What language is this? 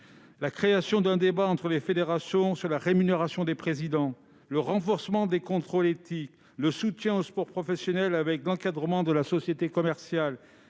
French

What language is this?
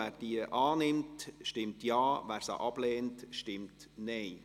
Swiss German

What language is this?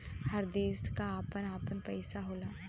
Bhojpuri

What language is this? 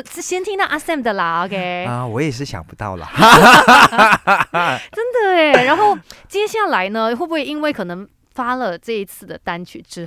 Chinese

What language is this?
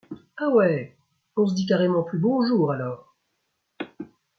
French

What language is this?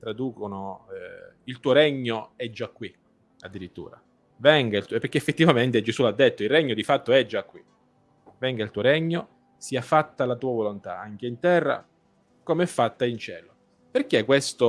Italian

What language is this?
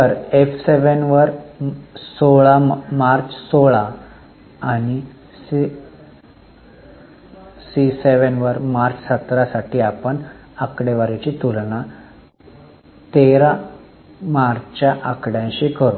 Marathi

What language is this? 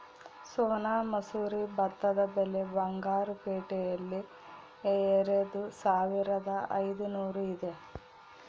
Kannada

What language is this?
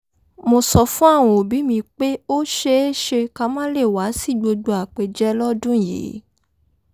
Yoruba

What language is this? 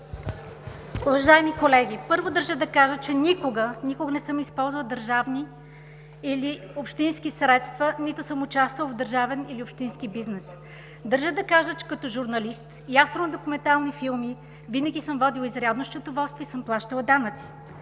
Bulgarian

